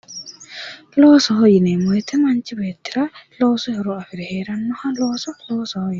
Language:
Sidamo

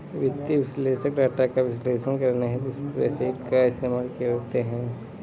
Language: Hindi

